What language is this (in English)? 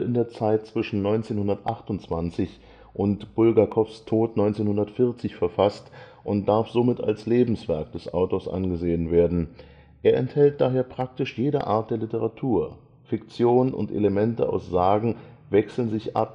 German